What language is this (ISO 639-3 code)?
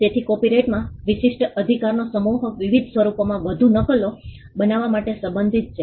guj